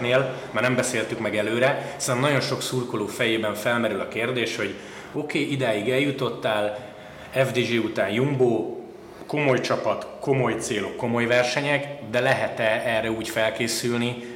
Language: Hungarian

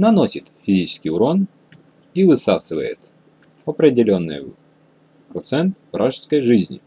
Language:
Russian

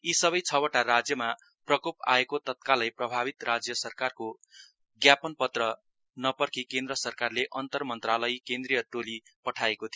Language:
Nepali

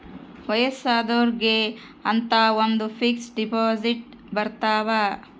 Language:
Kannada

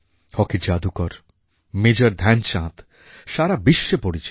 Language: Bangla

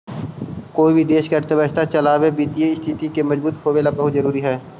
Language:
Magahi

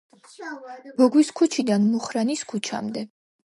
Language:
Georgian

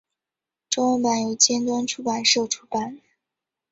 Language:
Chinese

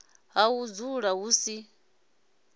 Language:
Venda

